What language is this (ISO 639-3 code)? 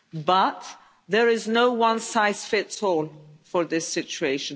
eng